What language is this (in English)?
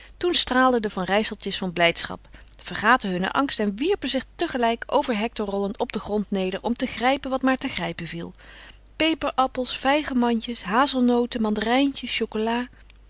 Dutch